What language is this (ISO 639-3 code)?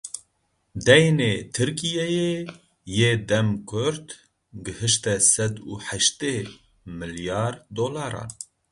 kur